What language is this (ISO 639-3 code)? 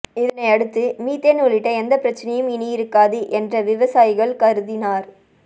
tam